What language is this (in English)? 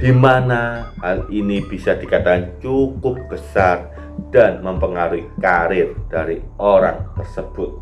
Indonesian